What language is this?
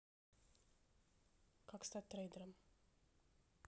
Russian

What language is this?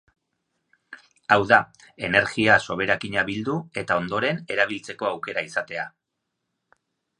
Basque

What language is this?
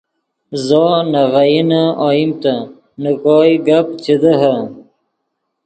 Yidgha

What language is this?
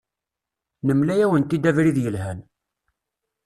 Kabyle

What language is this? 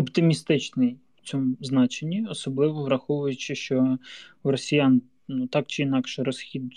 Ukrainian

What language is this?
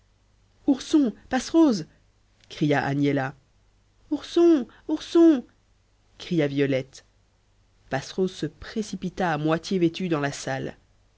French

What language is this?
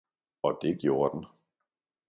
Danish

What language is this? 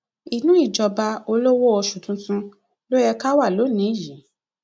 Yoruba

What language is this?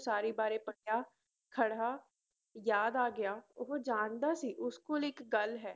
Punjabi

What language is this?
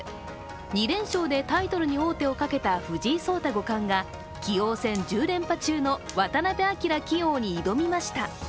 Japanese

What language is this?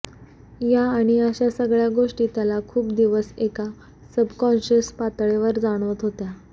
Marathi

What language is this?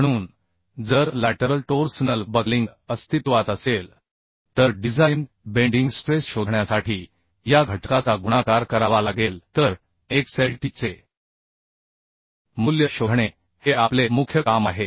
Marathi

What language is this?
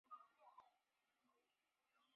Chinese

